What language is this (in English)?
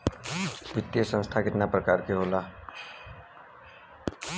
Bhojpuri